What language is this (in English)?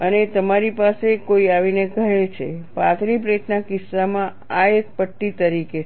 Gujarati